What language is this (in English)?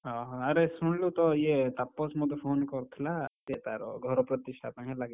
Odia